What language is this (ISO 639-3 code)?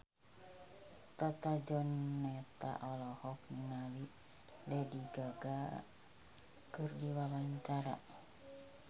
sun